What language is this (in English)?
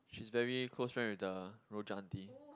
English